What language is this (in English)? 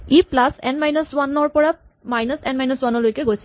Assamese